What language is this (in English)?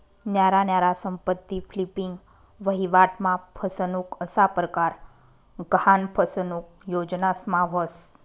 Marathi